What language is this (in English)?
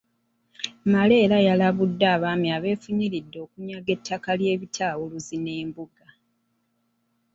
Ganda